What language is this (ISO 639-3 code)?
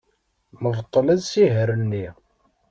kab